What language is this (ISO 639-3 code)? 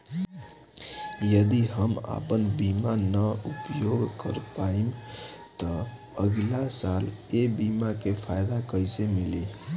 bho